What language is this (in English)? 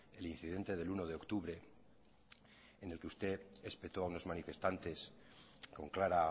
Spanish